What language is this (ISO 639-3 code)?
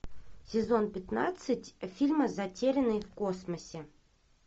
rus